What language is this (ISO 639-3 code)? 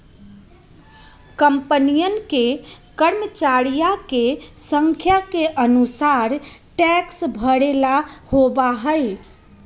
mag